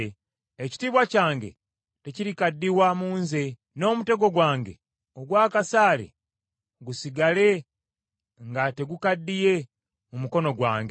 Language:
Ganda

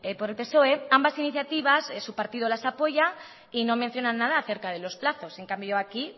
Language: Spanish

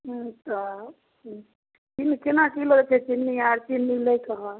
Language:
Maithili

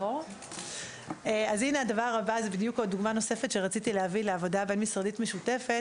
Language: Hebrew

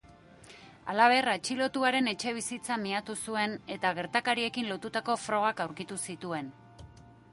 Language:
Basque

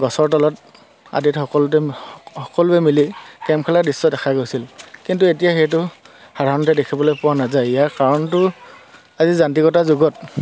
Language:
Assamese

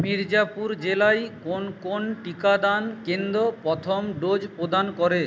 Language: Bangla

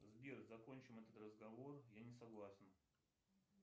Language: Russian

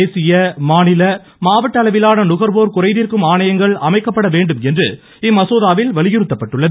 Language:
Tamil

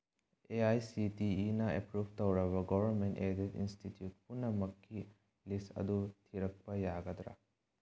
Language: Manipuri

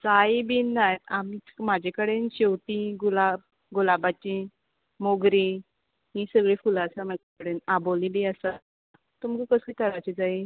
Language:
Konkani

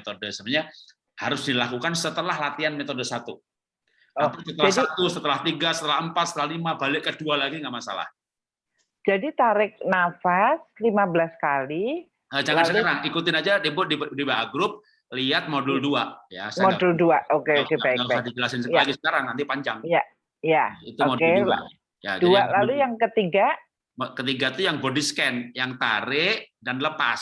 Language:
Indonesian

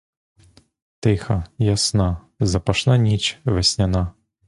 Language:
Ukrainian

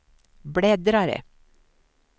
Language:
Swedish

